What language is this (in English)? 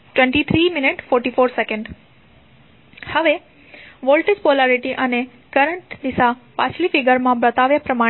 Gujarati